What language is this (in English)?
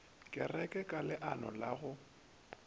Northern Sotho